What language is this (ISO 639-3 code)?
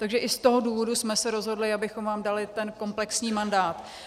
ces